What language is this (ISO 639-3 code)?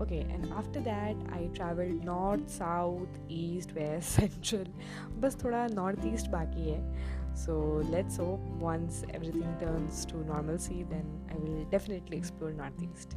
hin